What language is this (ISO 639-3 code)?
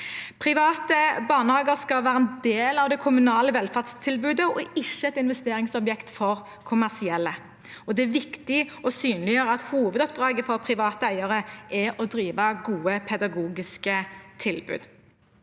nor